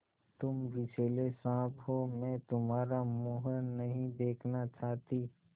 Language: Hindi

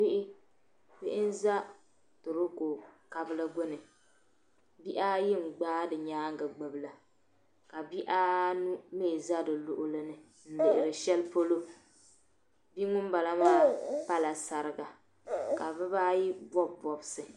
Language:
Dagbani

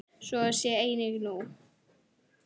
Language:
Icelandic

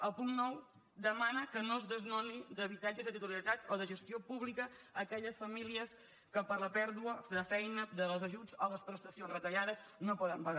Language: Catalan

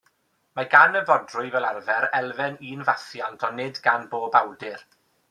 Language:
Welsh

